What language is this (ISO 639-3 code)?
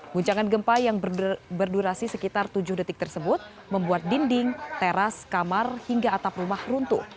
ind